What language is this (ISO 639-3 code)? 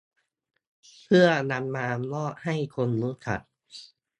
tha